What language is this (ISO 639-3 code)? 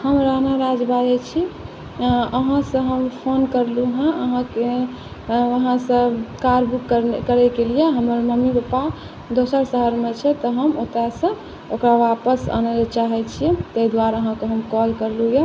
mai